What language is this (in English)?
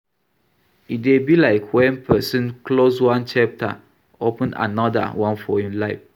Nigerian Pidgin